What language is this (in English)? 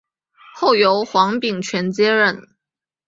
Chinese